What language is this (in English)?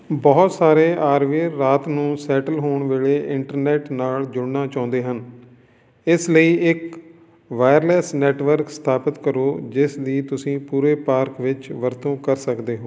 Punjabi